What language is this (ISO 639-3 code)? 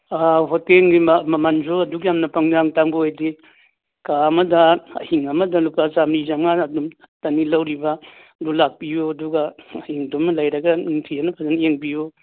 mni